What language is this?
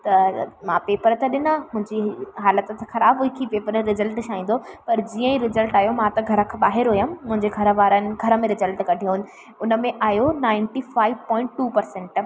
Sindhi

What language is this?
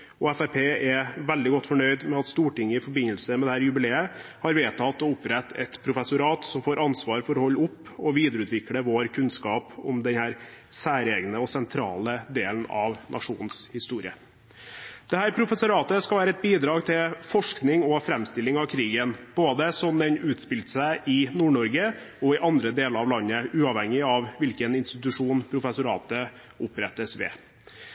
Norwegian Bokmål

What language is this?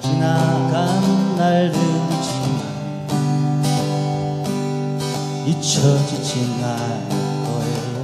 Korean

